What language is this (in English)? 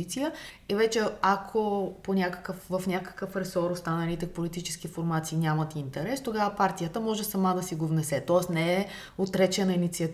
Bulgarian